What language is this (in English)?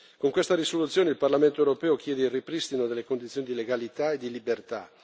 Italian